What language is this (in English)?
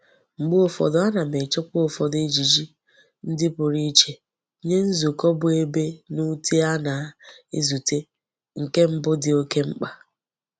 Igbo